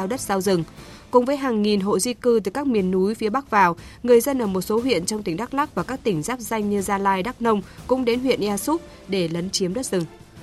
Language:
Vietnamese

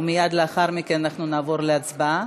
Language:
Hebrew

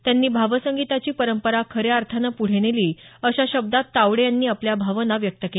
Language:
Marathi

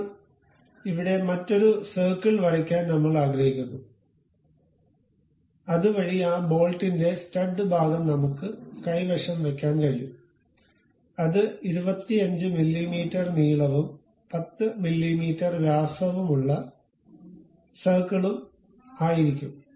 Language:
Malayalam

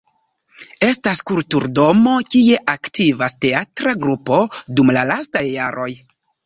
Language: Esperanto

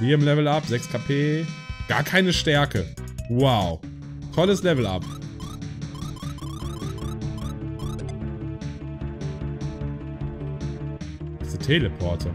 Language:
German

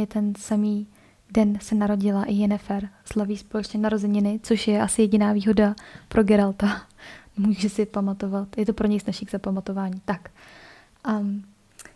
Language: Czech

